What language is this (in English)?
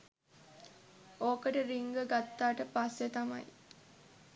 Sinhala